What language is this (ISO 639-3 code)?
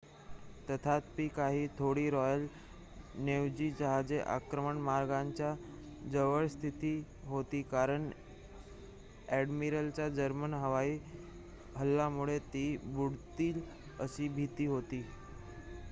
mar